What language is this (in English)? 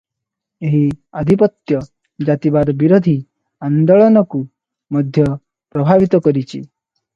Odia